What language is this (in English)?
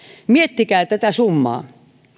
Finnish